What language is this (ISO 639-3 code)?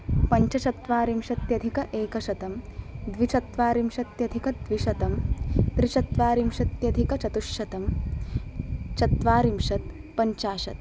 san